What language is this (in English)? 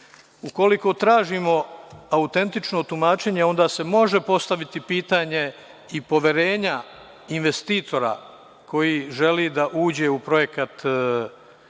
Serbian